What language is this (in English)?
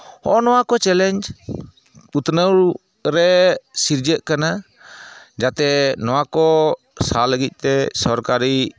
Santali